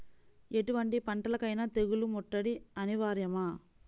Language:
Telugu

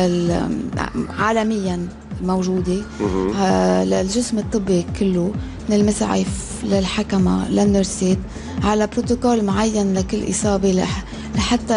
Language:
Arabic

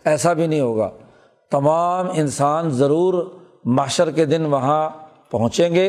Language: Urdu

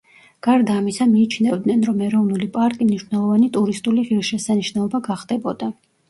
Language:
Georgian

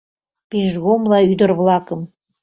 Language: Mari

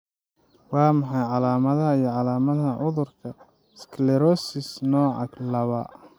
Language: Somali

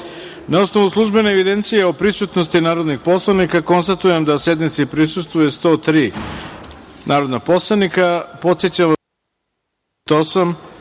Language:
Serbian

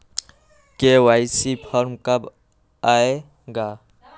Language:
Magahi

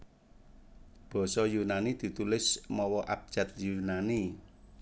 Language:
Javanese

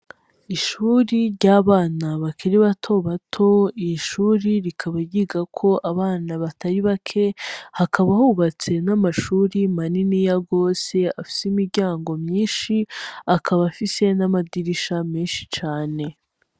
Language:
Rundi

